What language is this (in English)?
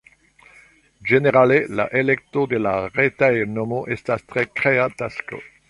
Esperanto